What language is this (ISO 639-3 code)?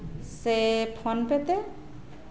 sat